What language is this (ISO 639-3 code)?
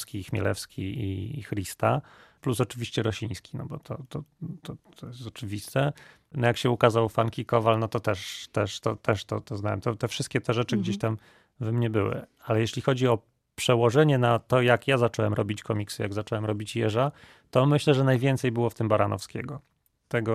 pol